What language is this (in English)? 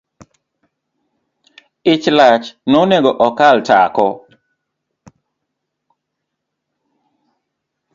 Luo (Kenya and Tanzania)